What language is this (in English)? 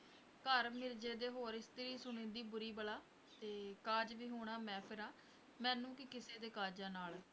Punjabi